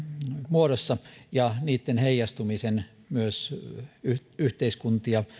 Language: Finnish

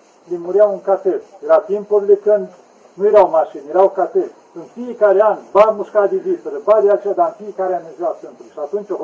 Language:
Romanian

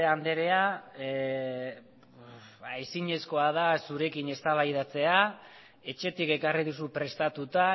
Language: Basque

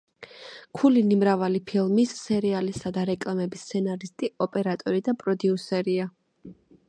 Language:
Georgian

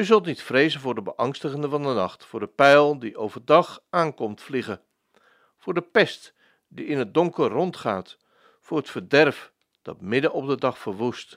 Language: Dutch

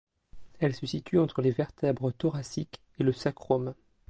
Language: French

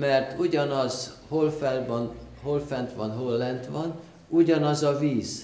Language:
Hungarian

